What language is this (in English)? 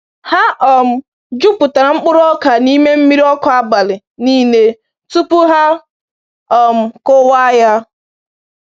Igbo